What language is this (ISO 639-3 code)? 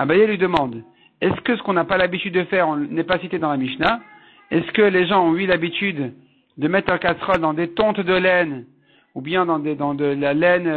fra